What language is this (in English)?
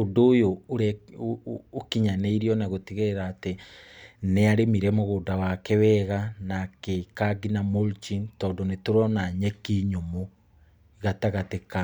Kikuyu